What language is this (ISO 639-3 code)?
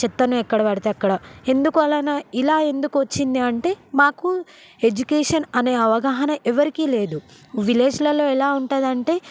tel